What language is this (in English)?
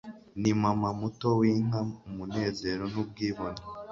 Kinyarwanda